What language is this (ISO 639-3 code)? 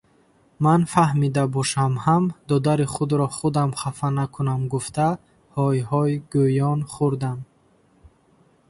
tgk